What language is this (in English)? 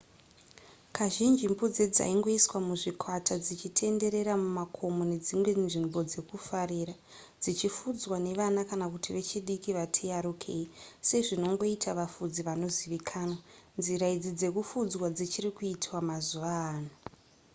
Shona